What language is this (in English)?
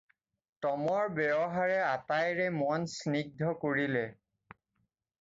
Assamese